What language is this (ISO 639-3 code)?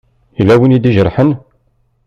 kab